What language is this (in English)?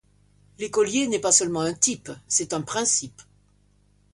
French